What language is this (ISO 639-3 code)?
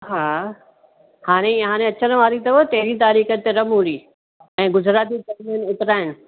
snd